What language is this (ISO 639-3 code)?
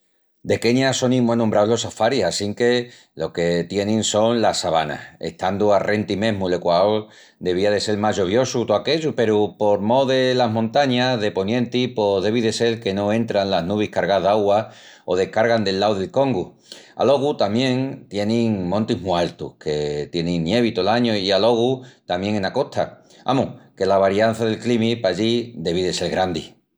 ext